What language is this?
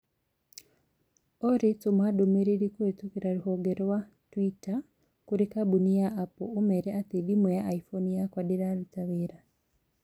Kikuyu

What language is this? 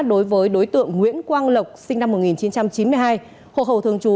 Vietnamese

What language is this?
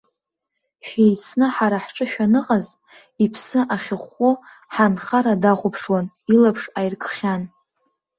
Abkhazian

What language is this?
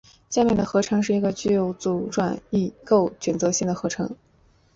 Chinese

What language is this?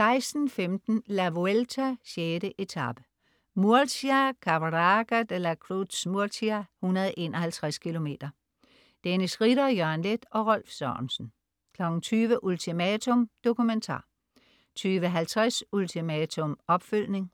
Danish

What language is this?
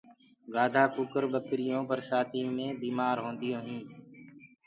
Gurgula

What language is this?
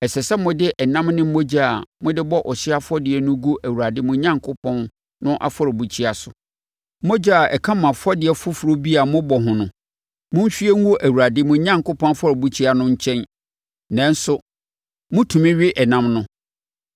Akan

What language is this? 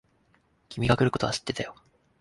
Japanese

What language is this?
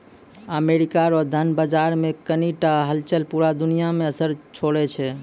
Maithili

